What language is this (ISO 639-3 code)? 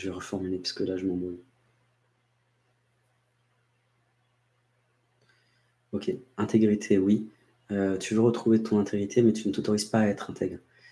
fra